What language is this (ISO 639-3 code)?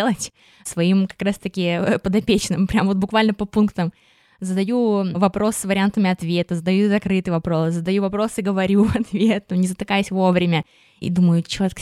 rus